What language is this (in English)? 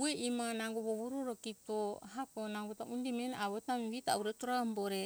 Hunjara-Kaina Ke